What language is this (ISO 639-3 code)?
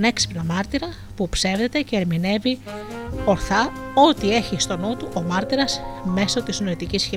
ell